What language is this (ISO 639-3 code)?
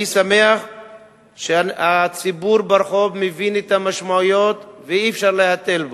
heb